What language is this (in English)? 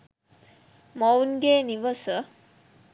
Sinhala